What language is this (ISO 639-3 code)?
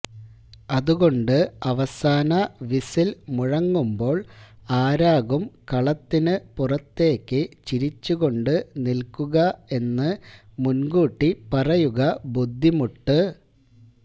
mal